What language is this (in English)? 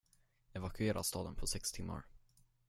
Swedish